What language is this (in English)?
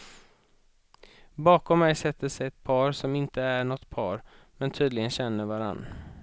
Swedish